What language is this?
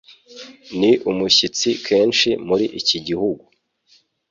Kinyarwanda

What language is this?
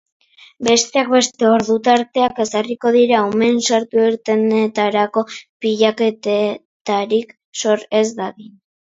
Basque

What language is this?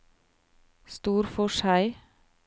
Norwegian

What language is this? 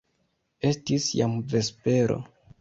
Esperanto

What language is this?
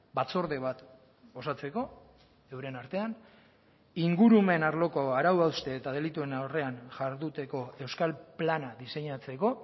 Basque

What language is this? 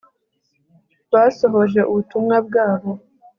Kinyarwanda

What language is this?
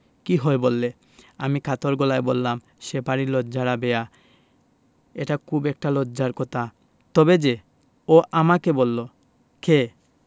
Bangla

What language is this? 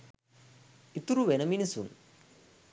Sinhala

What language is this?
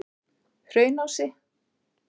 Icelandic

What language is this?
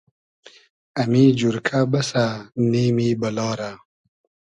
Hazaragi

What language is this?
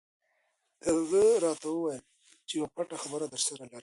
Pashto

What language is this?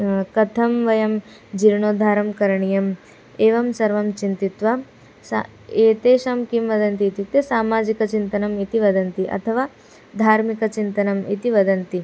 Sanskrit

